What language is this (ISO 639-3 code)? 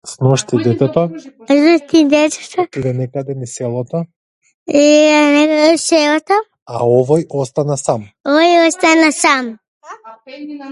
mkd